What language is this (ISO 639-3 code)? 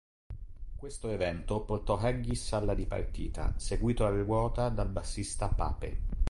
ita